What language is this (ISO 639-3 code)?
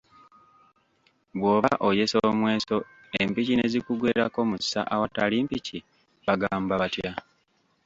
lug